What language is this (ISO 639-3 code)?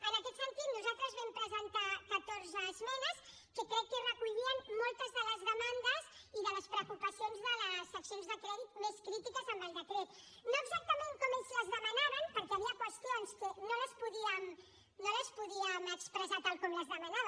cat